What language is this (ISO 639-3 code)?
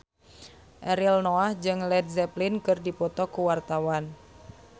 sun